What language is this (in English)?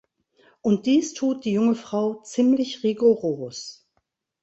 German